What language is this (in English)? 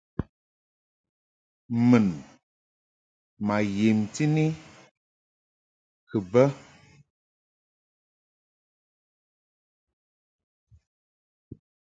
Mungaka